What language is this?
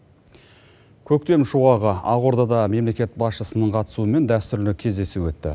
Kazakh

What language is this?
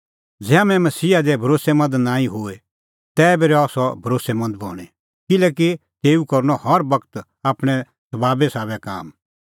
Kullu Pahari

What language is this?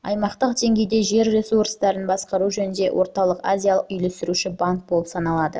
Kazakh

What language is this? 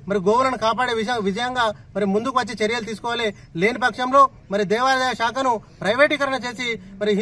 Telugu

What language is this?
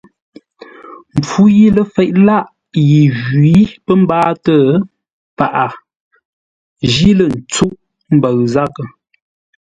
Ngombale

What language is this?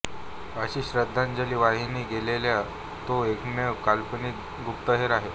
Marathi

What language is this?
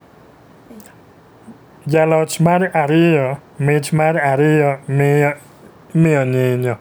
Luo (Kenya and Tanzania)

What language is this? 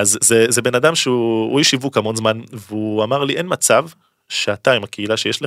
Hebrew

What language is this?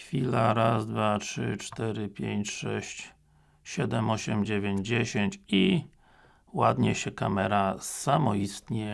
Polish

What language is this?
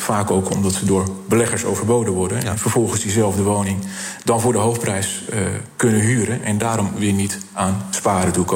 Dutch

